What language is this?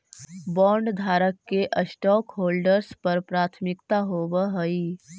Magahi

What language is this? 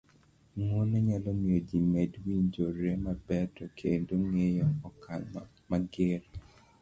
Luo (Kenya and Tanzania)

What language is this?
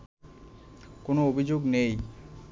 Bangla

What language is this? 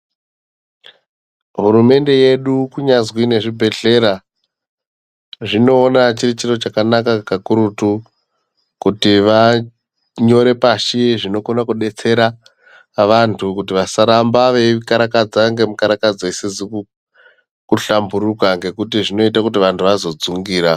Ndau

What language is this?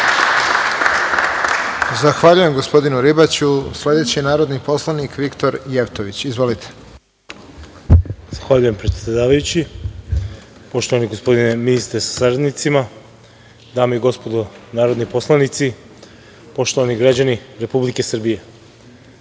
Serbian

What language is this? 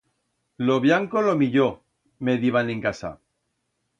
Aragonese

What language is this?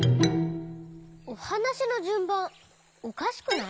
Japanese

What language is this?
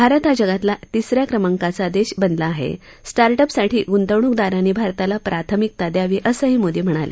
Marathi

